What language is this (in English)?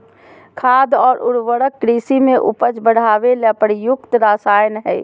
Magahi